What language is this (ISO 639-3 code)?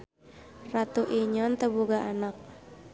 sun